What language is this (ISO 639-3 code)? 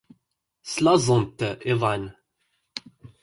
kab